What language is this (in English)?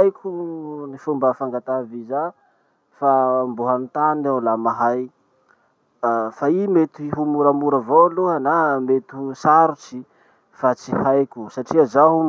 Masikoro Malagasy